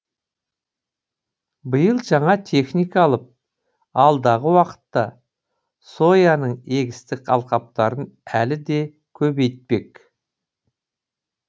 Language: Kazakh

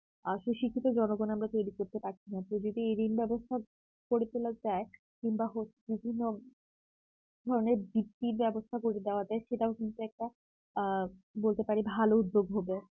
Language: Bangla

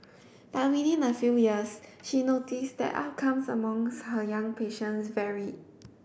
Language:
English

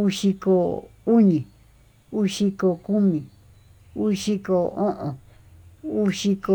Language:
Tututepec Mixtec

